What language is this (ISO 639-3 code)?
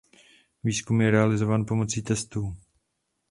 ces